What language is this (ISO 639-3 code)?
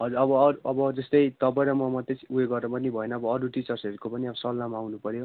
nep